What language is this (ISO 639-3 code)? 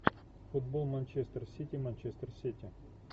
rus